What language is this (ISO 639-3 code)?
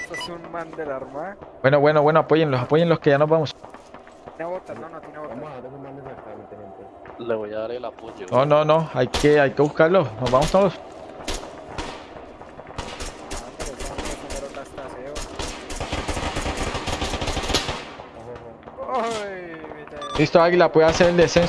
spa